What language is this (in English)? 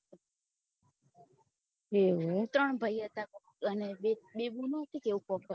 Gujarati